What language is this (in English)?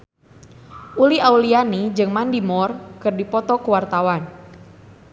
Sundanese